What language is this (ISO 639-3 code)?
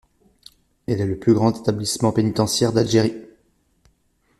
fra